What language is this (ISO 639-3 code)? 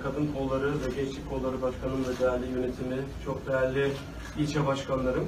tur